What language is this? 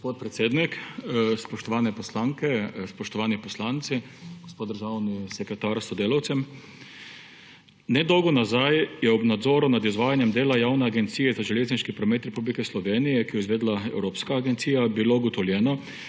Slovenian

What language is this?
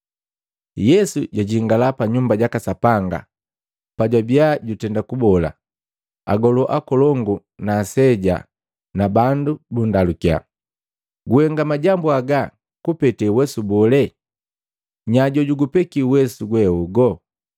Matengo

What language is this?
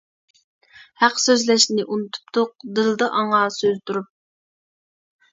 Uyghur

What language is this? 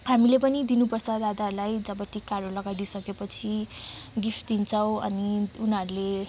Nepali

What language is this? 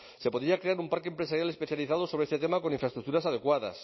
Spanish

